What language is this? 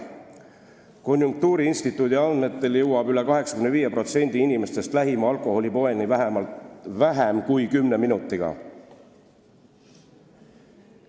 Estonian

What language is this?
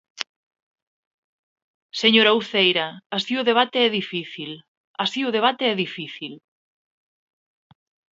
Galician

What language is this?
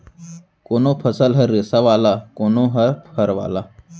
Chhattisgarhi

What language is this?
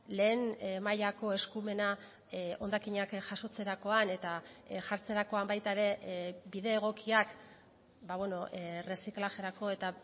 Basque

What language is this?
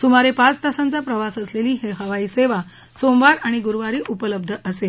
Marathi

